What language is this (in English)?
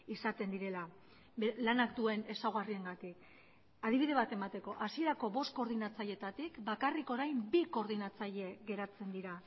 Basque